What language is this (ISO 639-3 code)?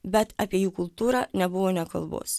lit